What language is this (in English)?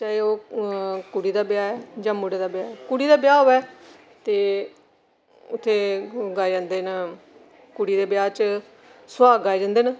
Dogri